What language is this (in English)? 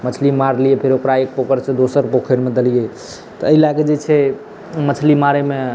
Maithili